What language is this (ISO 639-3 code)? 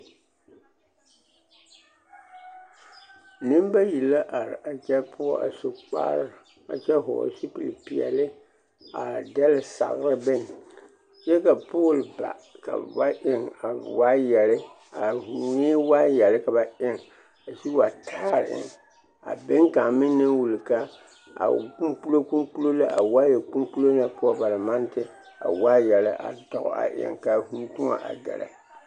dga